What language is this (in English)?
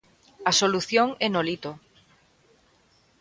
Galician